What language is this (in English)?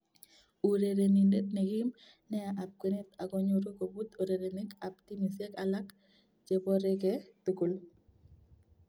Kalenjin